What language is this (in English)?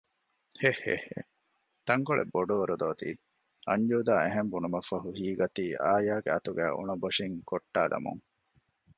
Divehi